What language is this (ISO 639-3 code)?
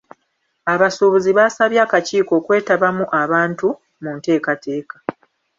lug